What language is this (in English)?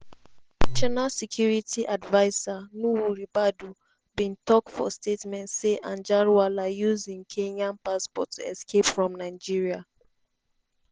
Nigerian Pidgin